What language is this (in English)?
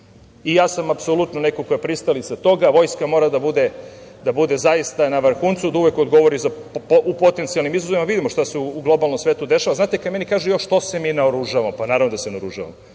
Serbian